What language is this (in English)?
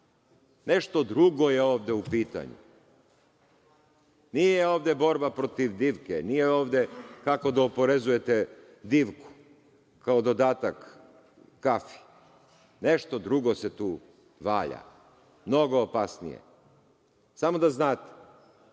Serbian